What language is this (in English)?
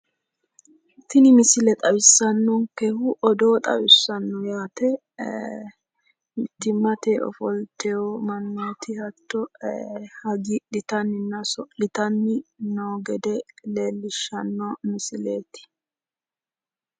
Sidamo